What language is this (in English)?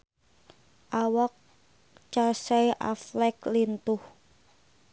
Sundanese